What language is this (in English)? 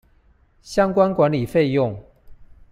Chinese